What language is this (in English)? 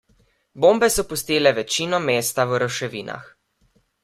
Slovenian